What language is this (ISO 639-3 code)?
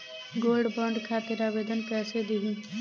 bho